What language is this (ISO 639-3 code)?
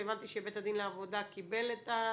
heb